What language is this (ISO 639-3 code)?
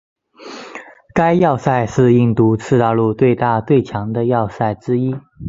zho